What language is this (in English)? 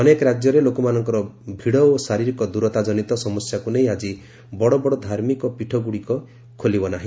Odia